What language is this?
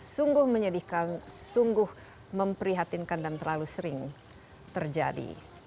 Indonesian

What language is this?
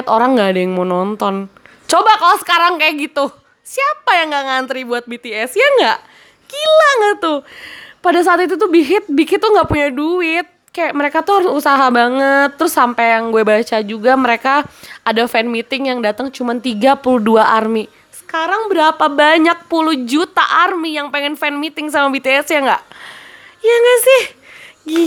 Indonesian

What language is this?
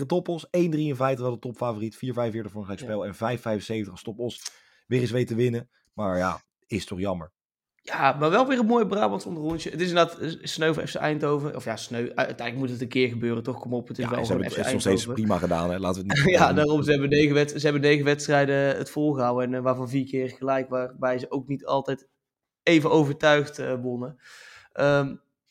Dutch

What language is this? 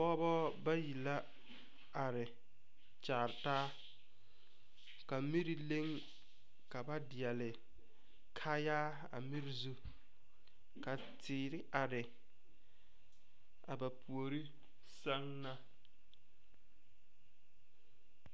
Southern Dagaare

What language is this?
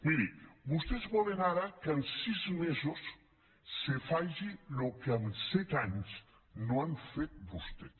Catalan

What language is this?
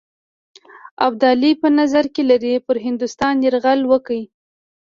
Pashto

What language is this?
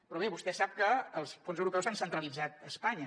Catalan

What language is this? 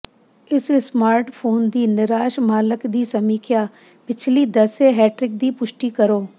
Punjabi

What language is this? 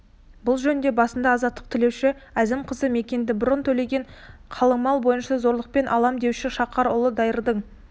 Kazakh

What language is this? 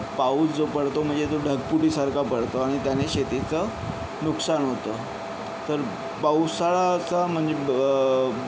Marathi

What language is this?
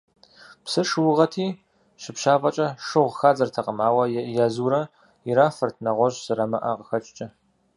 Kabardian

